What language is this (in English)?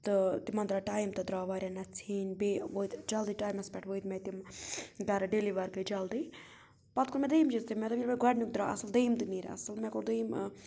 Kashmiri